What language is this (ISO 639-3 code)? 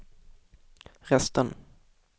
swe